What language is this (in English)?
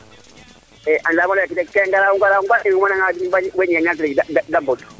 Serer